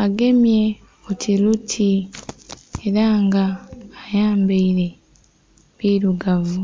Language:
Soga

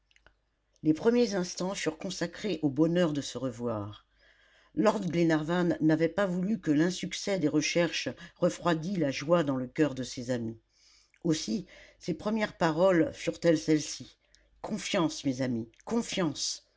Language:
French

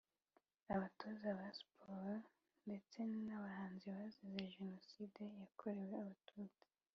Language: Kinyarwanda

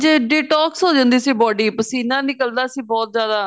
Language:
Punjabi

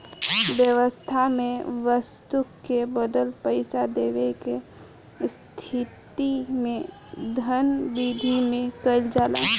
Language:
Bhojpuri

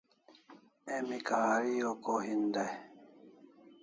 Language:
Kalasha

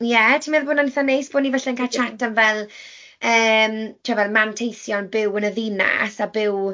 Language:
Welsh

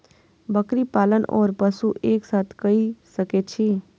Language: Maithili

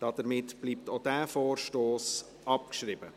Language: Swiss German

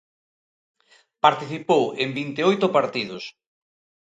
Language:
Galician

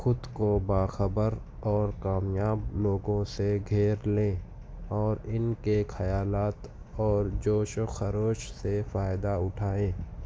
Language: Urdu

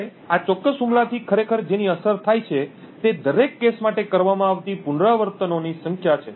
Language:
Gujarati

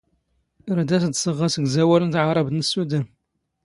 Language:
Standard Moroccan Tamazight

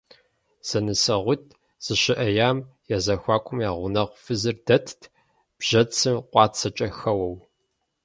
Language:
Kabardian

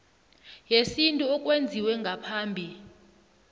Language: South Ndebele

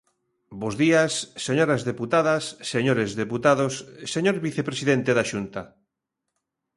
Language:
Galician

